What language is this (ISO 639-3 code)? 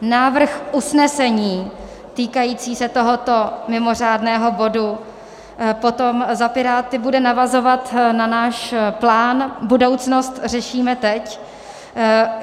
ces